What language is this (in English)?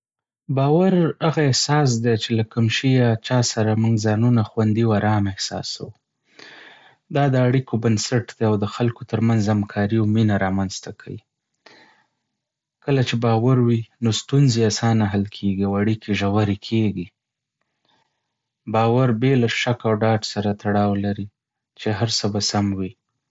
Pashto